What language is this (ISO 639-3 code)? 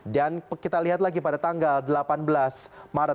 ind